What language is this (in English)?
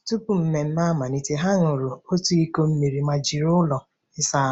Igbo